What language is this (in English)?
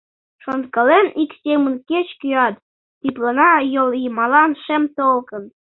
Mari